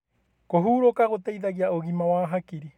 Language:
Kikuyu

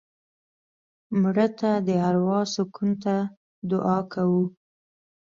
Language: Pashto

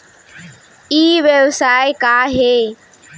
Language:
Chhattisgarhi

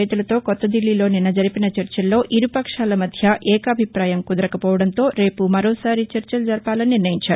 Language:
Telugu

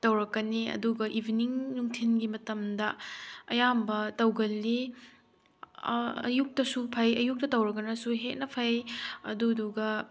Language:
Manipuri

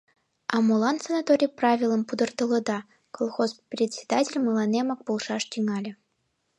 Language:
Mari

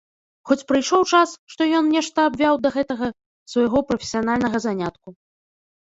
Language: Belarusian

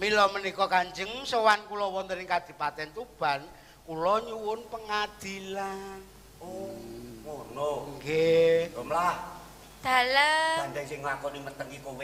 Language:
Indonesian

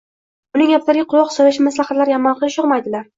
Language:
Uzbek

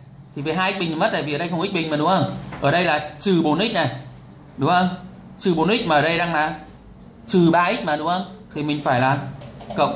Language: Vietnamese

